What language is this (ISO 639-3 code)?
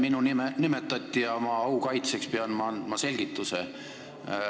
est